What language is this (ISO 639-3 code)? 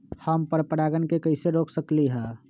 mag